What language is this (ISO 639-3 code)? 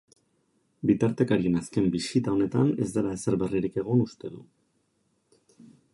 eus